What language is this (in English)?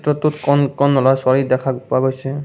Assamese